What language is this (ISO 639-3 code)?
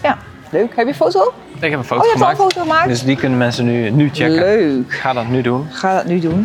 nld